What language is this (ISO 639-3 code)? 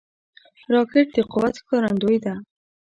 pus